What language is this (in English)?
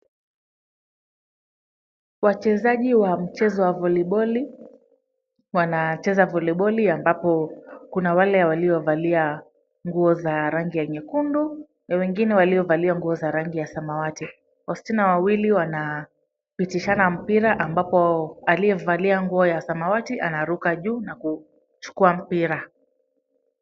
Swahili